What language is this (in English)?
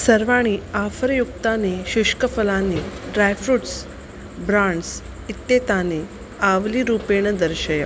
Sanskrit